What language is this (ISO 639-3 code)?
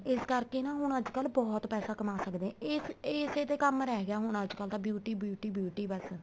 pan